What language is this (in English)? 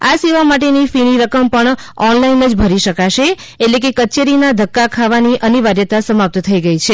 Gujarati